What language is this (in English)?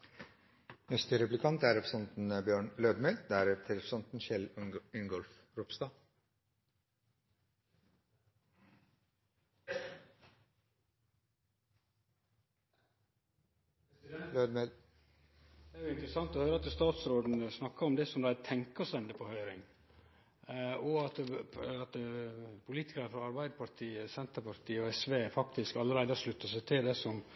Norwegian Nynorsk